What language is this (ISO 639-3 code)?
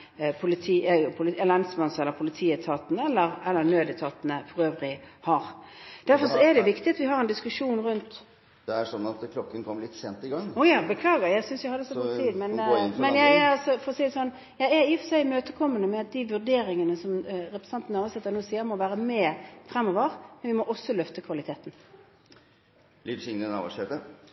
nob